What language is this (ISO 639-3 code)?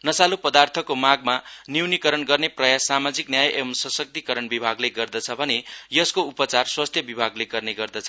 nep